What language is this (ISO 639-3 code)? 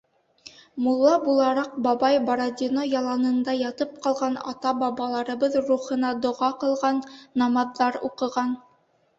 bak